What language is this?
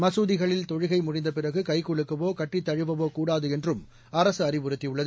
Tamil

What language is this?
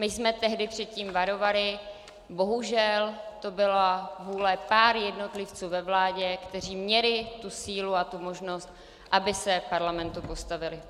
Czech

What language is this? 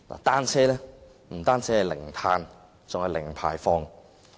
Cantonese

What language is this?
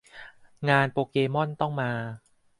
Thai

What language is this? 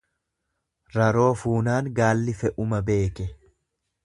Oromo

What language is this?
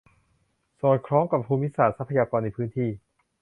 Thai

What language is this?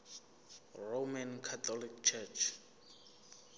Zulu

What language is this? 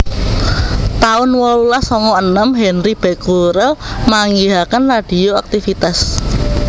Javanese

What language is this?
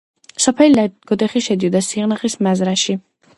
Georgian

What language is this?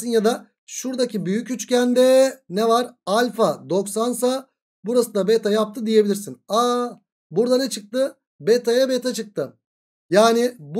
Turkish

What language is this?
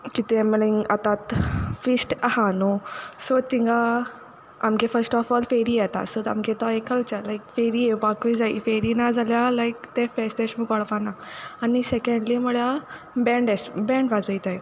Konkani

